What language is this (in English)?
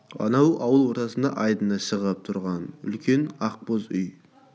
Kazakh